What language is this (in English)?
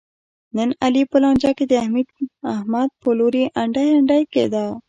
Pashto